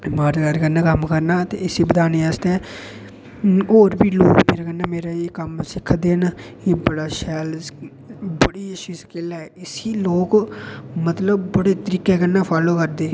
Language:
Dogri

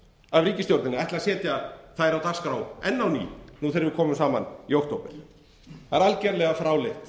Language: Icelandic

